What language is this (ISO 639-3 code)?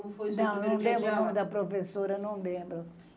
por